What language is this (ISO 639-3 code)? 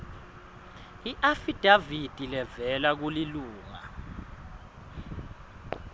ssw